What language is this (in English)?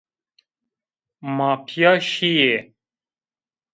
Zaza